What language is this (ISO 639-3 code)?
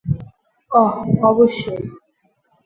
ben